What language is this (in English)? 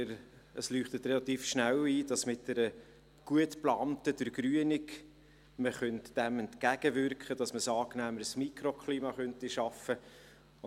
Swiss German